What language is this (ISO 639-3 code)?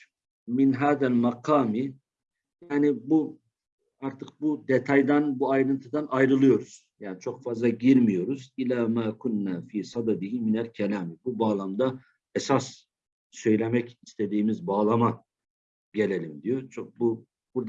tur